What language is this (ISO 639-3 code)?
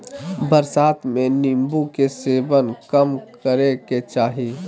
mag